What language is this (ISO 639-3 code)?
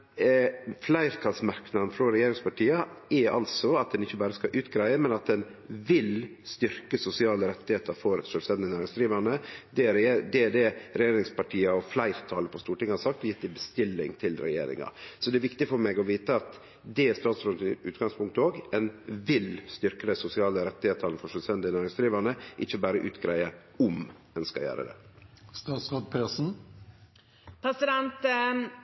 nno